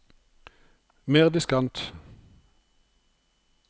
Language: Norwegian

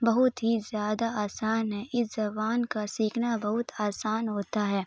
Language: Urdu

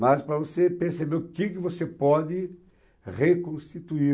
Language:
Portuguese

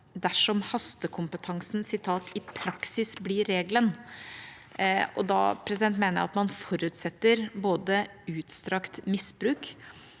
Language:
Norwegian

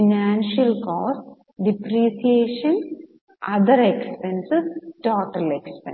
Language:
Malayalam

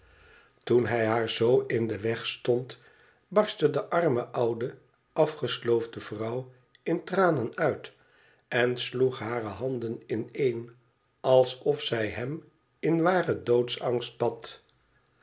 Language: Dutch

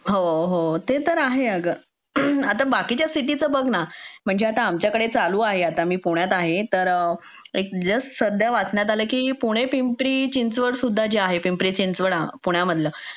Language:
Marathi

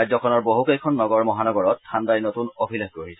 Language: Assamese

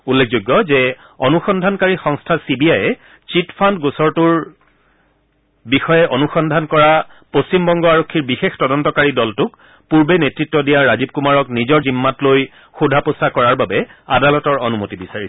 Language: Assamese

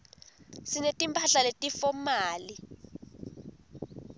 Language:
Swati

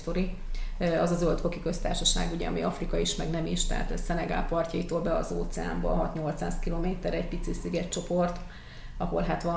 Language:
Hungarian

